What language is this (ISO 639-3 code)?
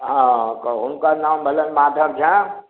mai